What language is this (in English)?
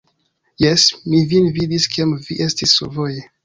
Esperanto